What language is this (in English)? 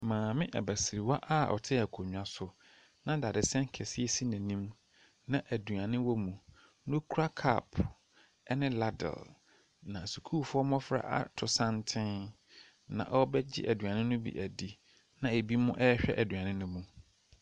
Akan